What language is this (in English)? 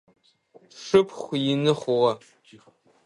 Adyghe